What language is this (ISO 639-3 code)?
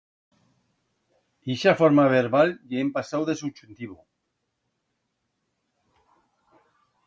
arg